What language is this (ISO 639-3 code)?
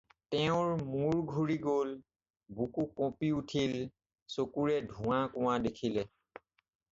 asm